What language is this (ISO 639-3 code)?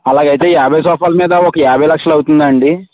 tel